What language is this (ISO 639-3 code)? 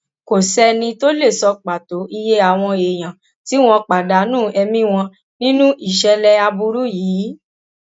yor